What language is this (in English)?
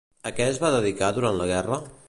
Catalan